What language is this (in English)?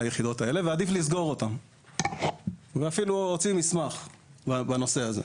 Hebrew